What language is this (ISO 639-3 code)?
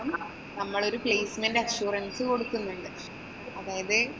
mal